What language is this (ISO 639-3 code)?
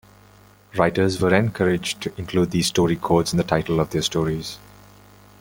eng